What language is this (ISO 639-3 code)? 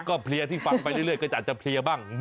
tha